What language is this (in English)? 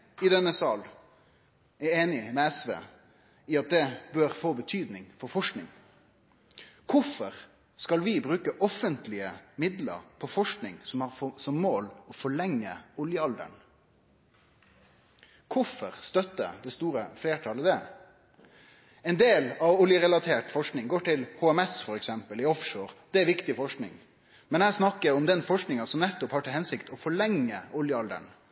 Norwegian Nynorsk